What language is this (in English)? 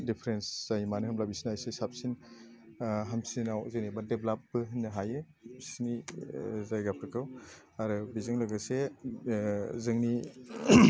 Bodo